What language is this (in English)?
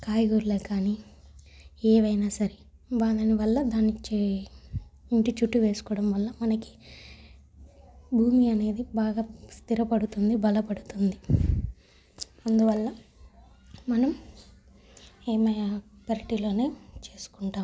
Telugu